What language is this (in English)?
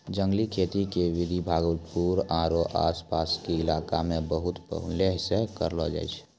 Maithili